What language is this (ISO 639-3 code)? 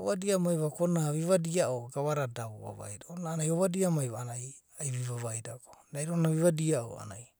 kbt